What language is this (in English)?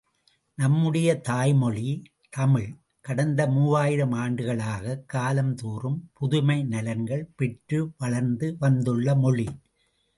Tamil